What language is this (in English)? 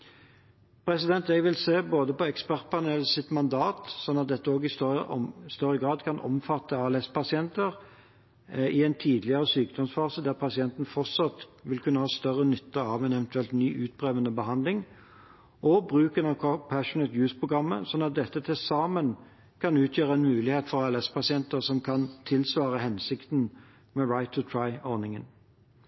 Norwegian Bokmål